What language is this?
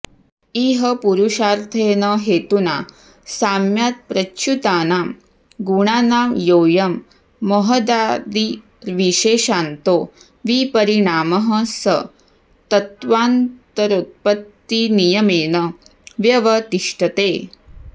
Sanskrit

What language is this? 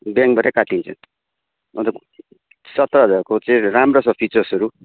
Nepali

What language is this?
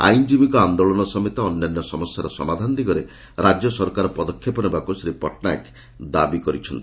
Odia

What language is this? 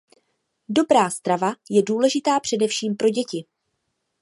Czech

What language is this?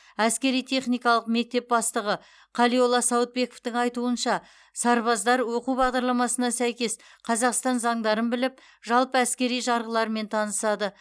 Kazakh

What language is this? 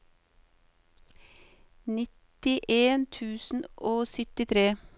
Norwegian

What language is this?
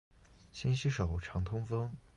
Chinese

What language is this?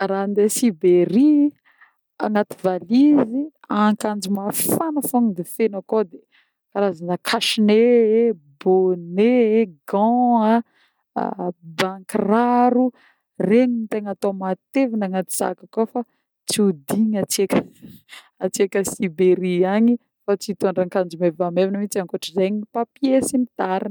Northern Betsimisaraka Malagasy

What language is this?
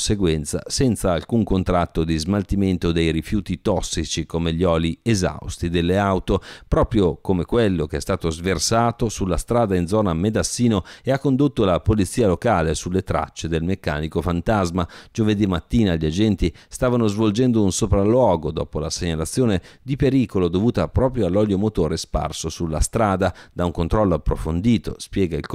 Italian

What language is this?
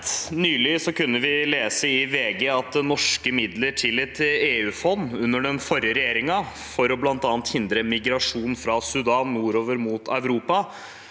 Norwegian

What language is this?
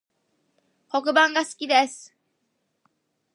Japanese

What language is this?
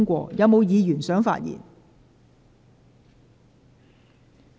Cantonese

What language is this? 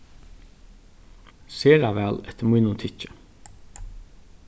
Faroese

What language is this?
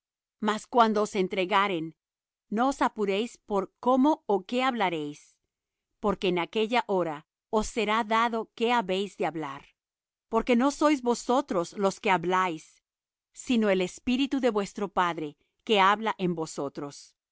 Spanish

